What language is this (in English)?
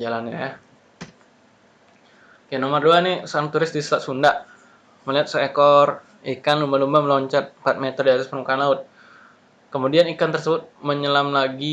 Indonesian